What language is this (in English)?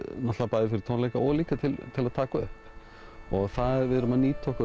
Icelandic